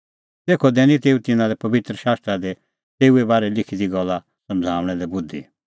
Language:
Kullu Pahari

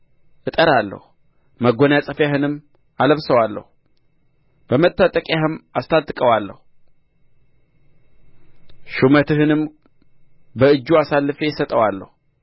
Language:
Amharic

